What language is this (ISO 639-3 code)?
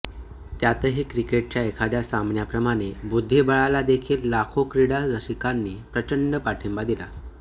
mar